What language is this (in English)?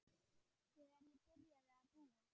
Icelandic